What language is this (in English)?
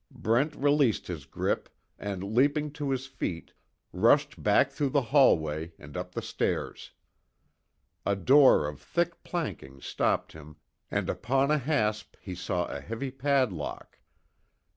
English